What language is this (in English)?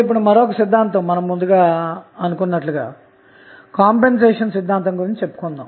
Telugu